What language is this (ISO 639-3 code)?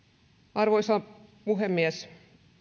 fin